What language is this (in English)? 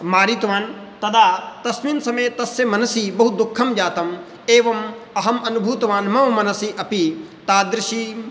Sanskrit